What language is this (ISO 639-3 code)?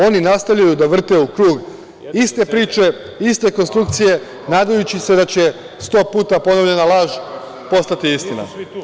srp